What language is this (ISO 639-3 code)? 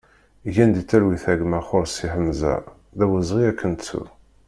kab